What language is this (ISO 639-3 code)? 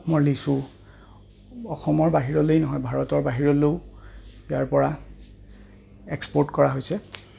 asm